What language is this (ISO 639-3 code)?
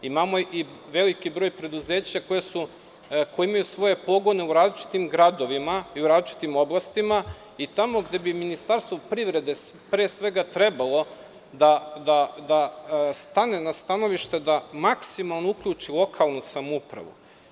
srp